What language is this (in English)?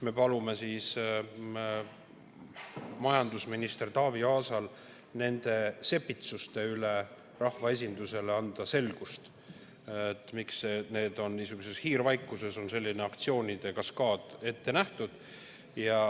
Estonian